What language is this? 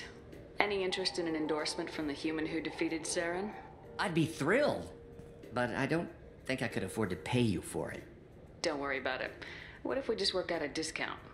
English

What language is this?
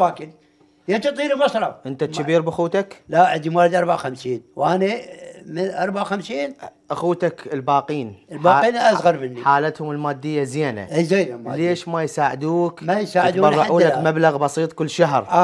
Arabic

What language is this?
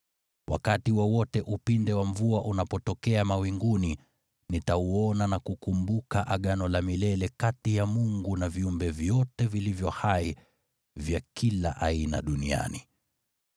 Swahili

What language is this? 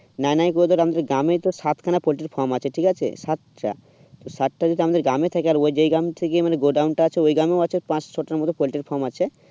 Bangla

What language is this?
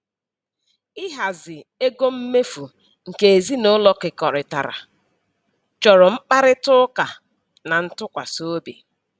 Igbo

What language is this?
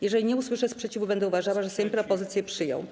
Polish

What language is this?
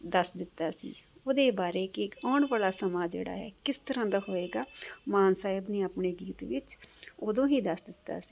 Punjabi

